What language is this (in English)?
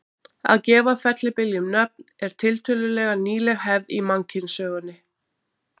Icelandic